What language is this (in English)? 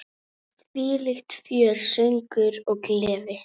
Icelandic